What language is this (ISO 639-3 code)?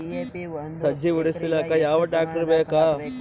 kan